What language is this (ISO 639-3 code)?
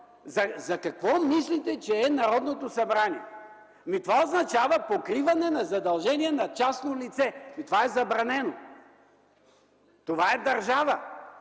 bul